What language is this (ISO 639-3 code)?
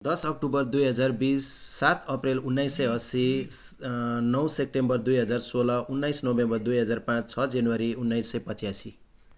nep